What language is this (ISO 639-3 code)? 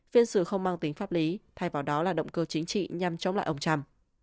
vie